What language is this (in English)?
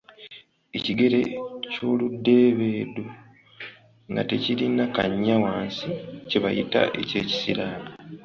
Ganda